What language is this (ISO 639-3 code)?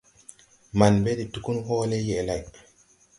tui